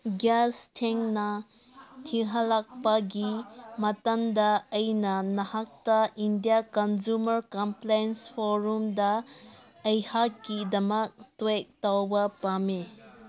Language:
Manipuri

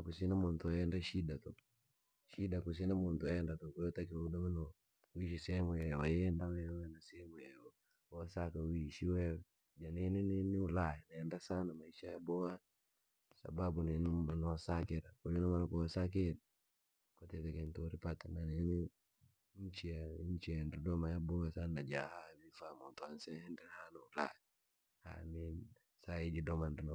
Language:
Langi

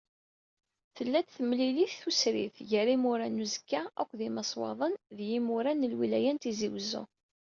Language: Kabyle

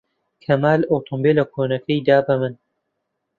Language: Central Kurdish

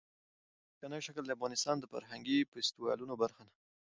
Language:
Pashto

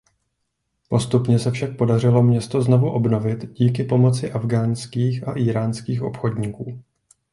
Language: Czech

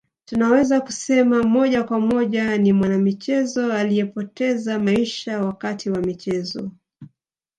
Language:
Swahili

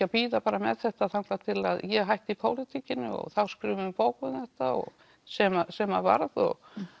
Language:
Icelandic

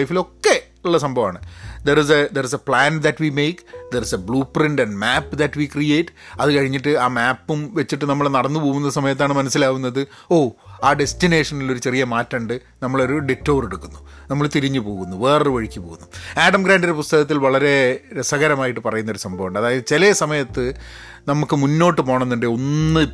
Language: Malayalam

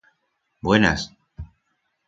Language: Aragonese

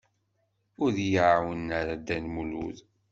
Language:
Kabyle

